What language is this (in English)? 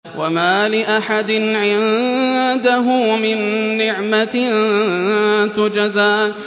Arabic